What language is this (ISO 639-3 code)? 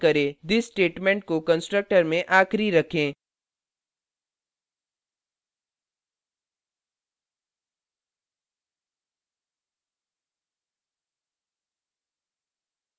hin